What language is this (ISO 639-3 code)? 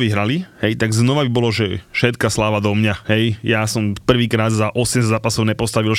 slk